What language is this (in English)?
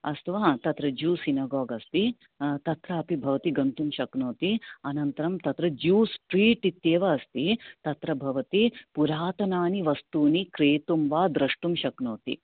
Sanskrit